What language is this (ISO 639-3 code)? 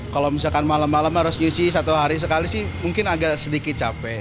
ind